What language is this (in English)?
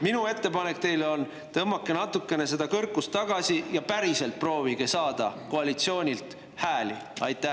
Estonian